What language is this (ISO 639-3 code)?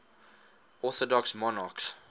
eng